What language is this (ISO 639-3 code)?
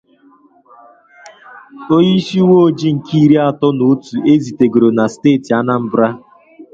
ibo